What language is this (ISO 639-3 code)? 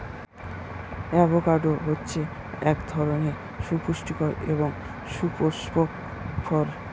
ben